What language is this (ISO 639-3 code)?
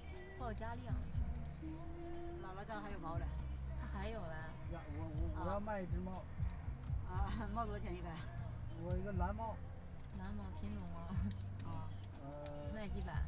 zho